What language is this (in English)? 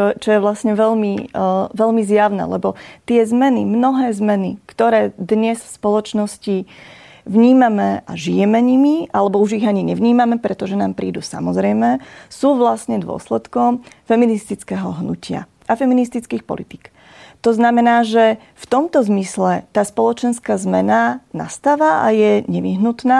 Slovak